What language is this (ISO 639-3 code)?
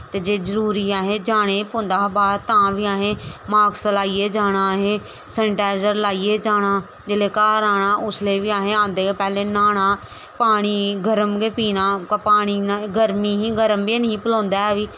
doi